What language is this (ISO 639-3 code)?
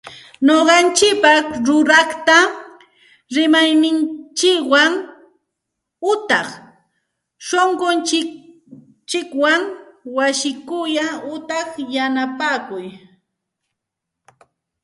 qxt